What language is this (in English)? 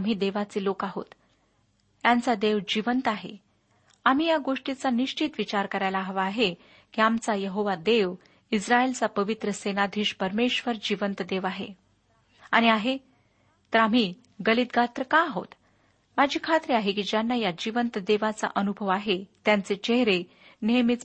Marathi